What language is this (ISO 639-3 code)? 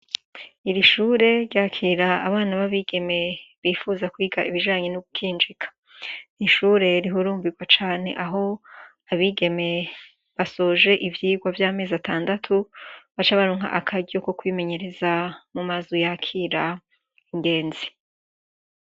run